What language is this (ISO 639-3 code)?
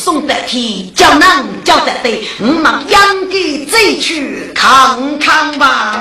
zho